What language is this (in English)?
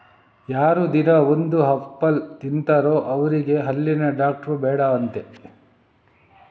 Kannada